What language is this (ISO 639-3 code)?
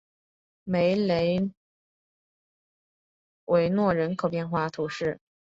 zho